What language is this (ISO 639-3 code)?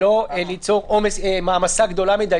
heb